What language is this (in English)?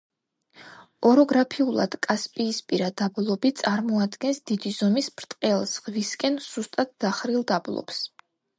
Georgian